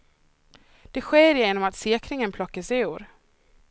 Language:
Swedish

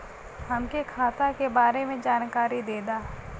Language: Bhojpuri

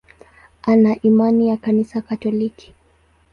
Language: Swahili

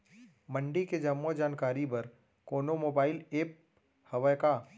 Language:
Chhattisgarhi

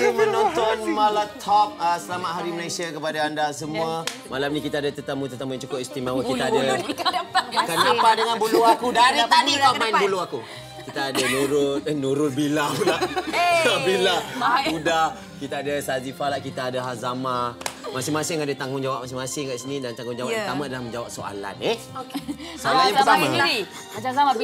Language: Malay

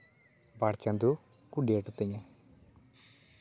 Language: Santali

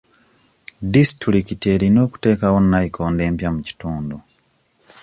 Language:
Ganda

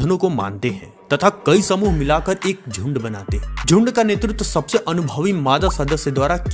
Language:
Hindi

